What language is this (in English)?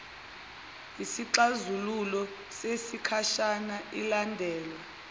Zulu